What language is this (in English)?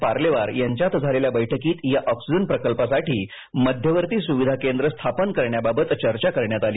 Marathi